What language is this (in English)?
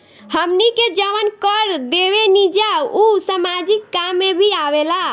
Bhojpuri